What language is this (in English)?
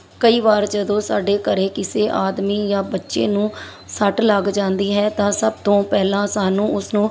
Punjabi